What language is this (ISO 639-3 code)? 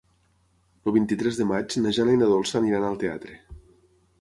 cat